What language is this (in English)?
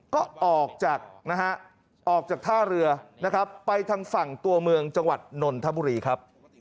Thai